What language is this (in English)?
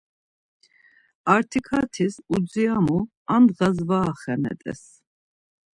Laz